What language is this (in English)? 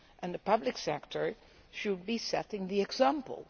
English